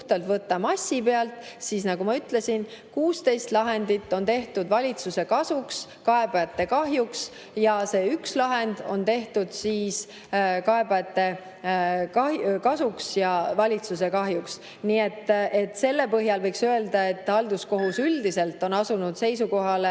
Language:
Estonian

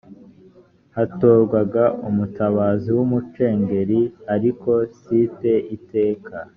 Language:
Kinyarwanda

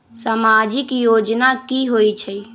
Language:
Magahi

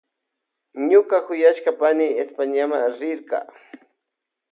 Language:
Loja Highland Quichua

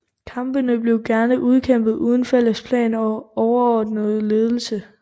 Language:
Danish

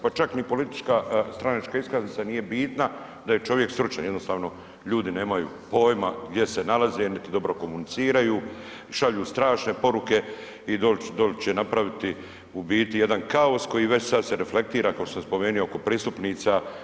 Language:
Croatian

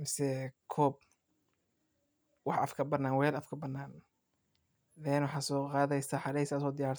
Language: Somali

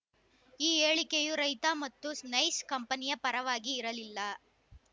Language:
Kannada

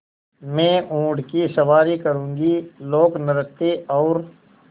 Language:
Hindi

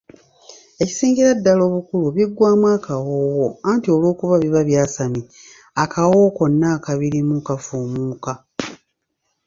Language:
Ganda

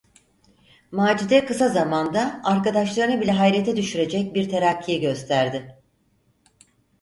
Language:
Turkish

